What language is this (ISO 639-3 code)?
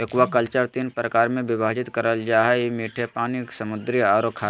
mag